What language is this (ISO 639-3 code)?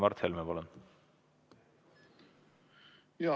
est